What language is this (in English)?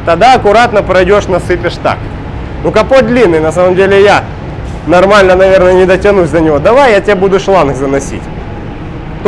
Russian